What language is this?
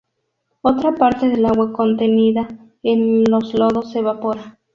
Spanish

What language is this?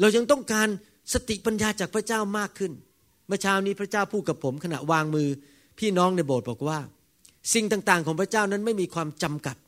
Thai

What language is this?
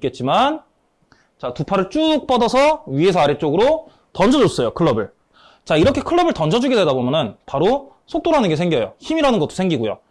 Korean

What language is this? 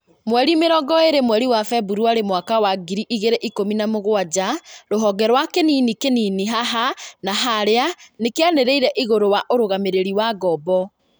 Kikuyu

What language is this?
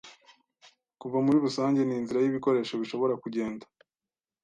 Kinyarwanda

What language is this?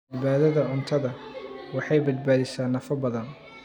Somali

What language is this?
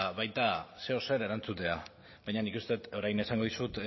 Basque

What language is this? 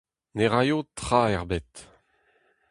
Breton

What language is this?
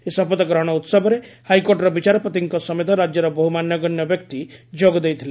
Odia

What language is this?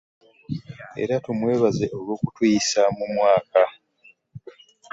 Ganda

